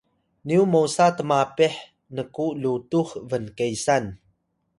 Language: Atayal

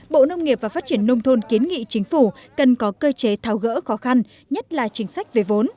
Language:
Vietnamese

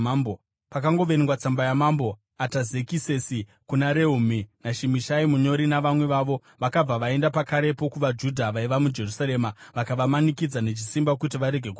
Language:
Shona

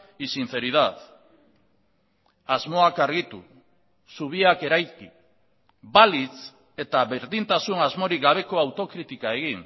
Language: Basque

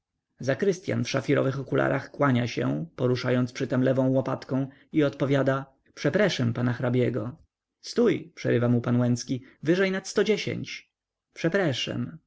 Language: Polish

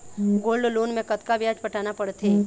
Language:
Chhattisgarhi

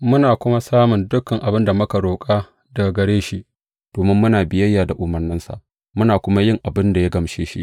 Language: Hausa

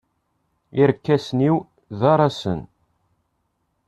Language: Kabyle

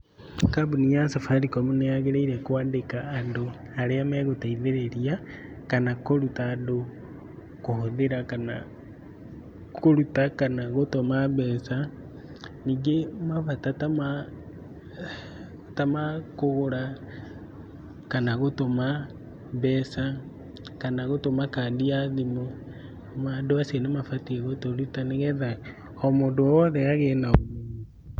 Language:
Kikuyu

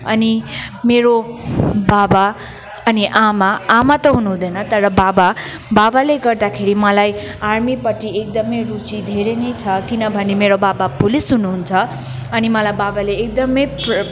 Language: Nepali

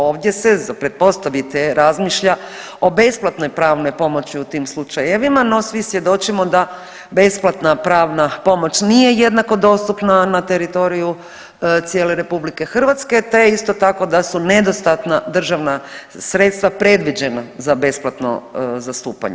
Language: Croatian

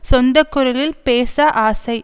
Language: Tamil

